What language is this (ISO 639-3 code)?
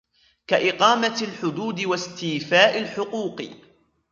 ara